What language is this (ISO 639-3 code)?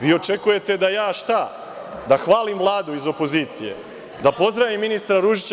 srp